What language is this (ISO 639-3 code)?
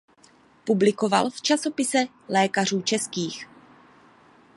ces